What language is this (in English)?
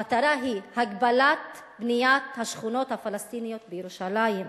Hebrew